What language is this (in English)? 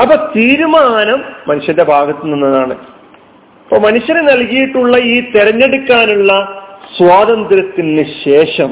Malayalam